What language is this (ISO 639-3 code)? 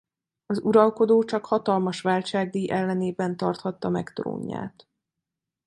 hun